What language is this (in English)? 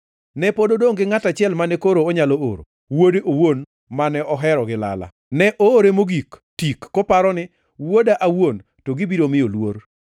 Luo (Kenya and Tanzania)